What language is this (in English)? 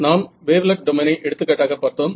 Tamil